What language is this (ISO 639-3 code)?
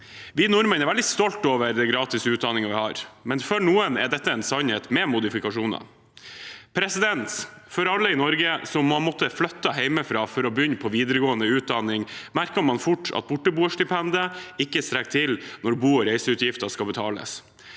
nor